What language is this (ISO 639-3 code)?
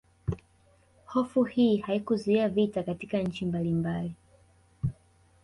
swa